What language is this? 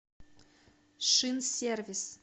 Russian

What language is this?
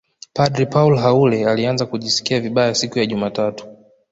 Swahili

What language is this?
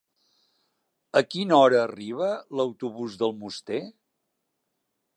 Catalan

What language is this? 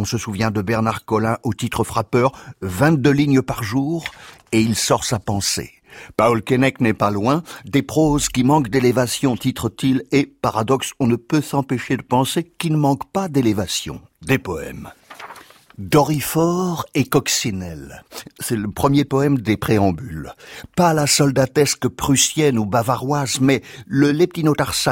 French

